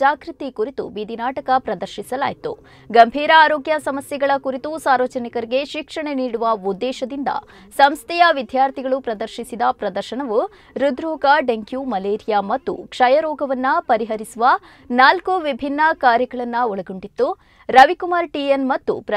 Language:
Kannada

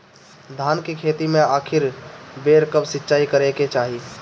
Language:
Bhojpuri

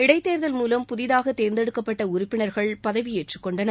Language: Tamil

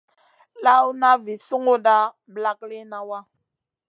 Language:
Masana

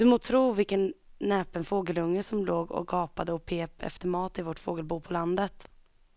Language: Swedish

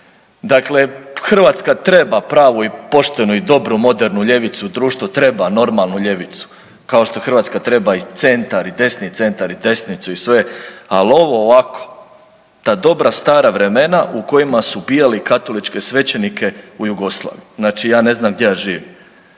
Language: Croatian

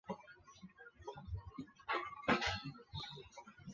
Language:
Chinese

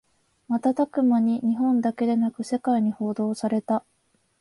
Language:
Japanese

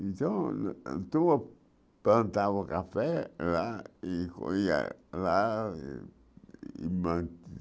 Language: Portuguese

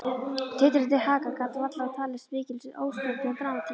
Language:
Icelandic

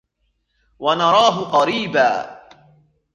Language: Arabic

